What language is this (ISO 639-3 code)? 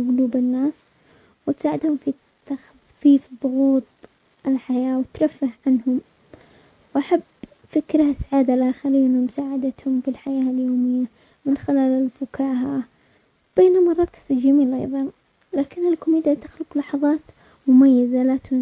acx